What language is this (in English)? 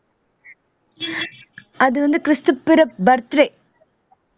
Tamil